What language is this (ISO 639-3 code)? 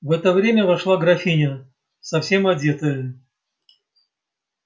rus